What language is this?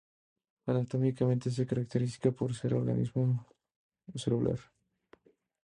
Spanish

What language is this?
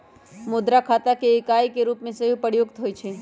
Magahi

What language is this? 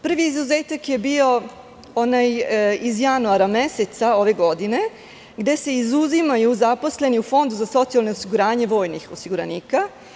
Serbian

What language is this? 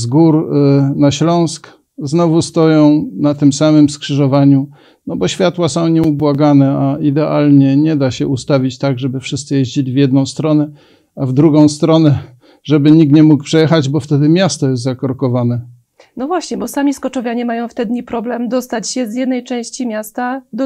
Polish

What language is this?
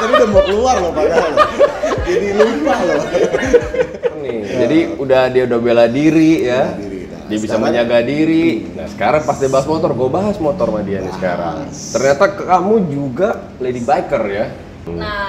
Indonesian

